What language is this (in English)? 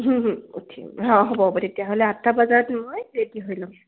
Assamese